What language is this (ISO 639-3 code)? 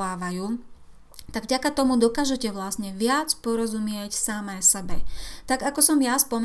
slk